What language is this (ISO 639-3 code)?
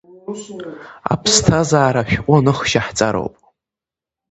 abk